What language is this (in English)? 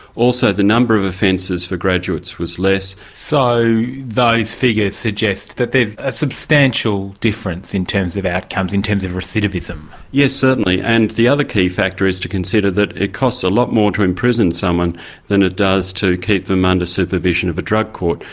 English